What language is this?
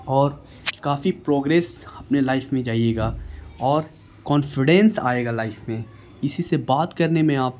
Urdu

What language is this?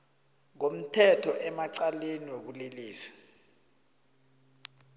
South Ndebele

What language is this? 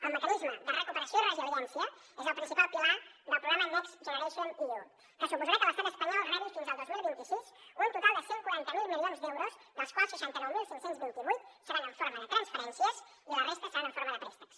Catalan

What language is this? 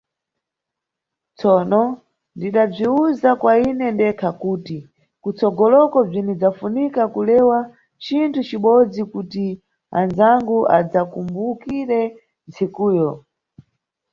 Nyungwe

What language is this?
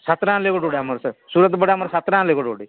Odia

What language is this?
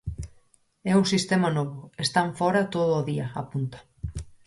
Galician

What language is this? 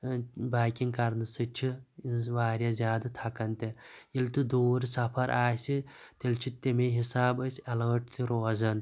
Kashmiri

